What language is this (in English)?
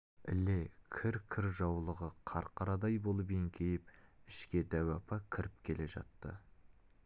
Kazakh